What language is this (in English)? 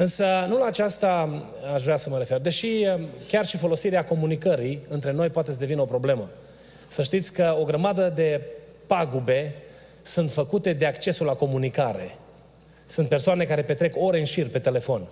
Romanian